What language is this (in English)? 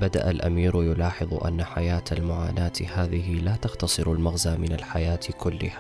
Arabic